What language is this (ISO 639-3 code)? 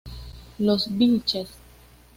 spa